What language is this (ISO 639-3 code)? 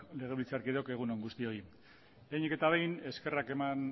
eus